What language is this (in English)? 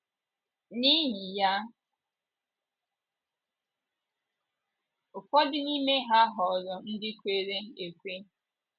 Igbo